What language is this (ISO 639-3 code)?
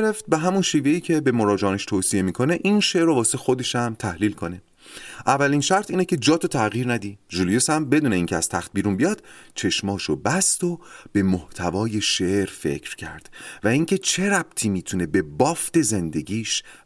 fas